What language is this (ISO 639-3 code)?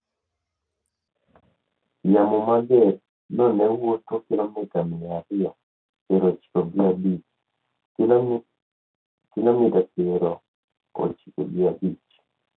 luo